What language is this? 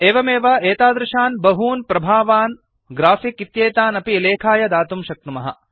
Sanskrit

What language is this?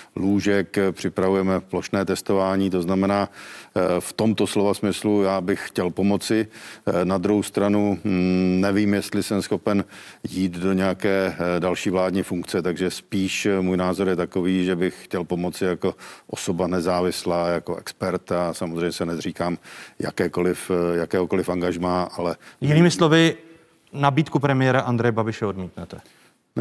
Czech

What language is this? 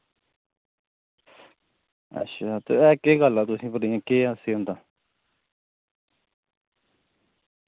Dogri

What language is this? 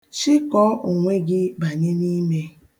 Igbo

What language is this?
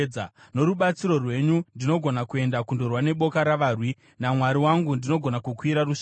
Shona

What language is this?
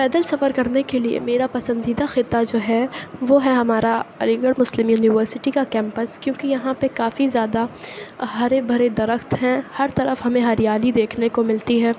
Urdu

